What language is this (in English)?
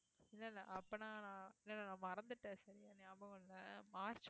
Tamil